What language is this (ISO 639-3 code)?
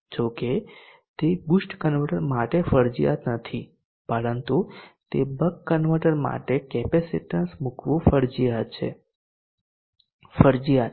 guj